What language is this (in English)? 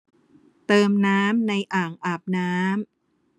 Thai